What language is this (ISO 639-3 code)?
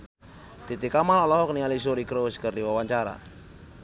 sun